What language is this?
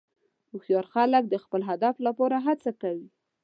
Pashto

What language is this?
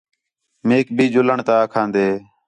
Khetrani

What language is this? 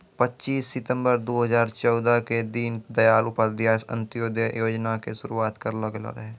Maithili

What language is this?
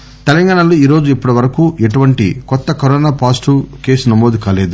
Telugu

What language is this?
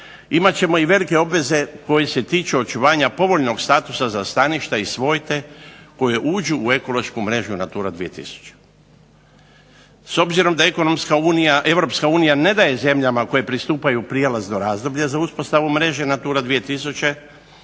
Croatian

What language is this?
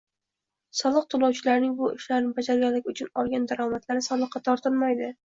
Uzbek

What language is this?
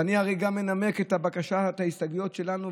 Hebrew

